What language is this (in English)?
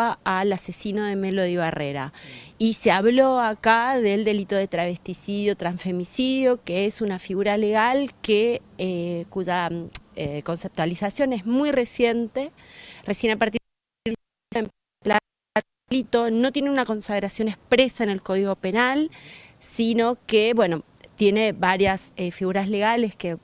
Spanish